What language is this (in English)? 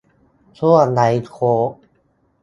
Thai